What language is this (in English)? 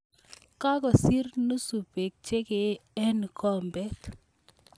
Kalenjin